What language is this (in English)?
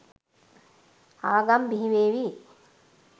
Sinhala